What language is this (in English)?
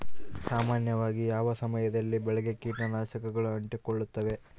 Kannada